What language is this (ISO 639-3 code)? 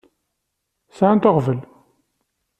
kab